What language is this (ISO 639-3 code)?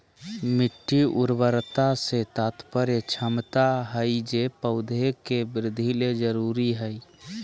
mag